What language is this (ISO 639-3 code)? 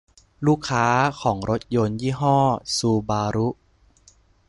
tha